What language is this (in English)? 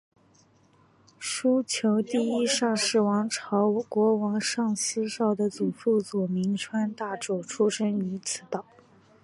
Chinese